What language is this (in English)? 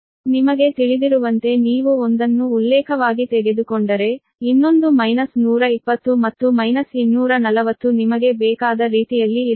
Kannada